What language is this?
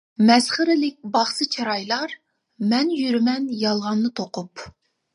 Uyghur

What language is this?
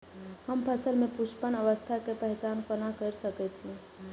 Maithili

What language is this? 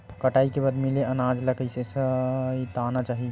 Chhattisgarhi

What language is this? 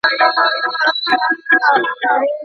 Pashto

